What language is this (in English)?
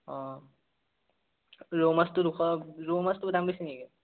Assamese